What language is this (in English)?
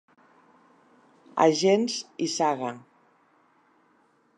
Catalan